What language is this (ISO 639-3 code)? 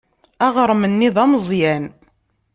kab